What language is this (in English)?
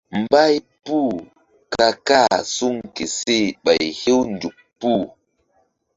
Mbum